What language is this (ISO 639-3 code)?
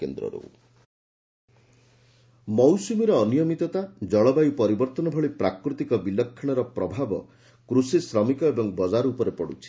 ori